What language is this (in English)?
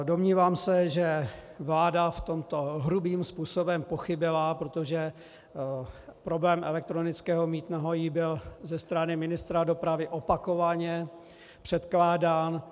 Czech